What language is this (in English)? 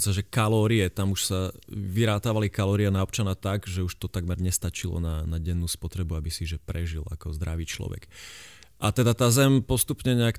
Slovak